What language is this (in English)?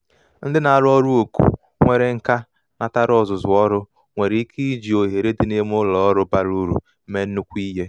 Igbo